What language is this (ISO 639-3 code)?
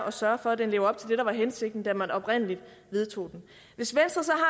dan